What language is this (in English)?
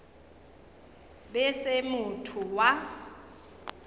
Northern Sotho